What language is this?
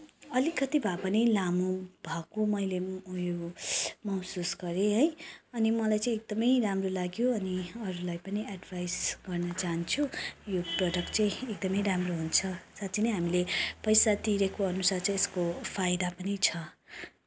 Nepali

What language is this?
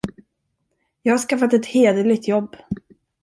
Swedish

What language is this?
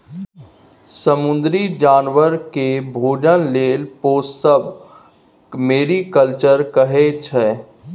Maithili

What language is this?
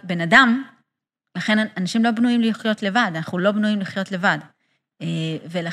Hebrew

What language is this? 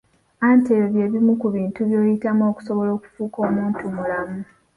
Ganda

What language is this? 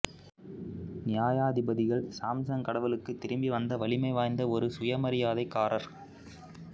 Tamil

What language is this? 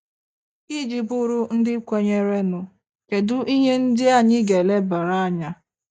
Igbo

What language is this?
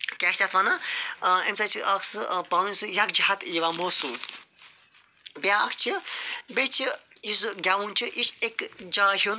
Kashmiri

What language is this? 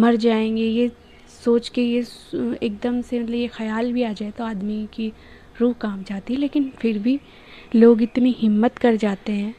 Hindi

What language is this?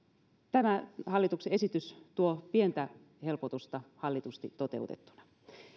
Finnish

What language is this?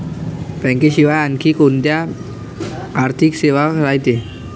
Marathi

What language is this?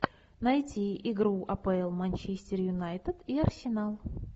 Russian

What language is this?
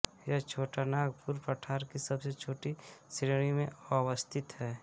Hindi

